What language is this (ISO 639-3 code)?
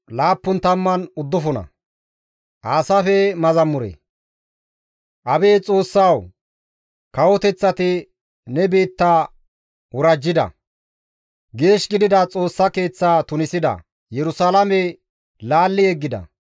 gmv